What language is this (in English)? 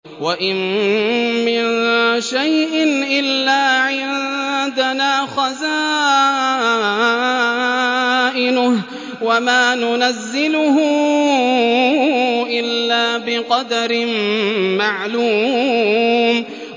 Arabic